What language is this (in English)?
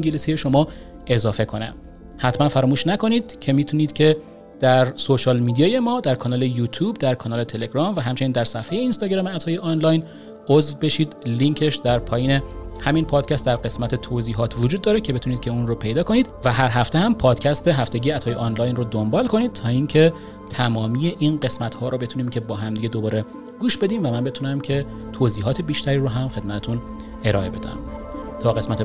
Persian